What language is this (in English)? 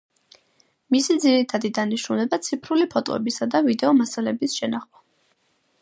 Georgian